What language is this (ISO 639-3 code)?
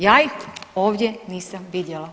hrv